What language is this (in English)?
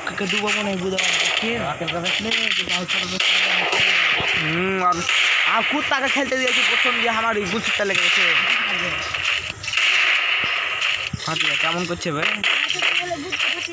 Hindi